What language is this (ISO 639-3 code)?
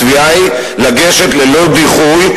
heb